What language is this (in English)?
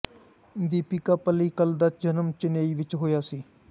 Punjabi